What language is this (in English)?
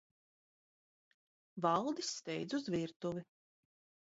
Latvian